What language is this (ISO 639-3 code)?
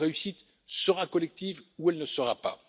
fra